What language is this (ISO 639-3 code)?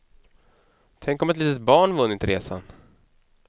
swe